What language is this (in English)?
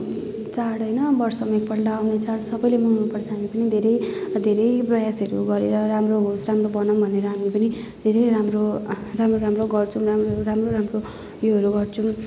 Nepali